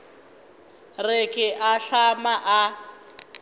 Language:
Northern Sotho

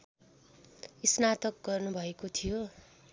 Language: Nepali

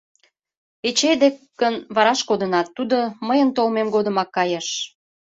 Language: Mari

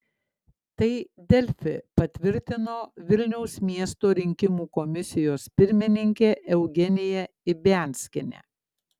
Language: Lithuanian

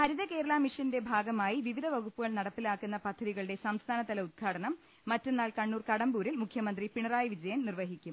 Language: Malayalam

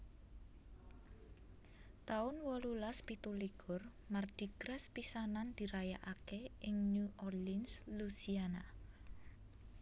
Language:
Javanese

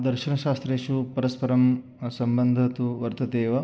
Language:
Sanskrit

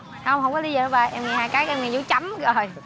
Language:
Vietnamese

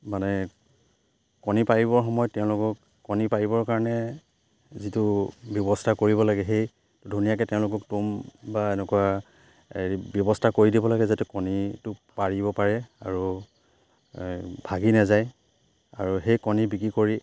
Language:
Assamese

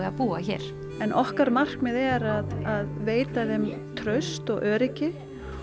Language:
Icelandic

